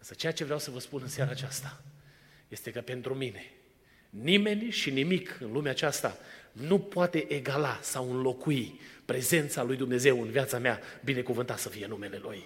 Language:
Romanian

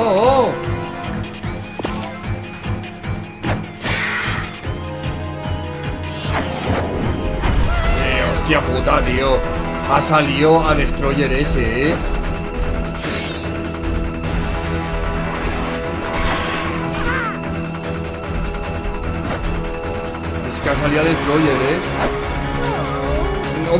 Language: Spanish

